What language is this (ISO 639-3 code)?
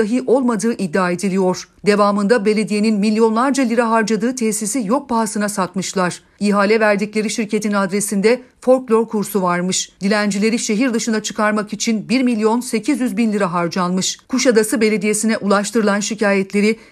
tur